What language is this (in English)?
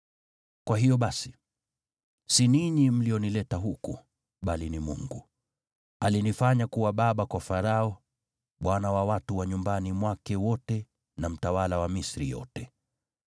Swahili